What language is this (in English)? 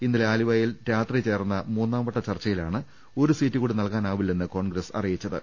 Malayalam